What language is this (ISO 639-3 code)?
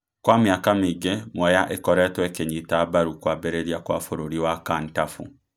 kik